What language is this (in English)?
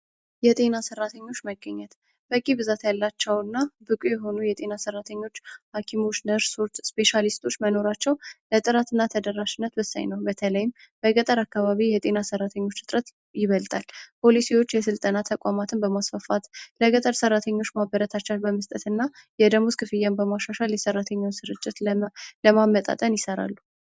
Amharic